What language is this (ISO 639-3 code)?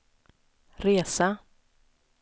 swe